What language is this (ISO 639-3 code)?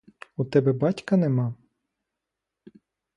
ukr